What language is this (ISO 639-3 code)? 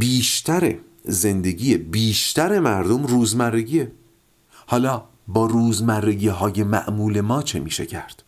fas